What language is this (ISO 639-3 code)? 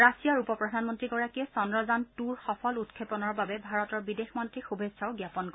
asm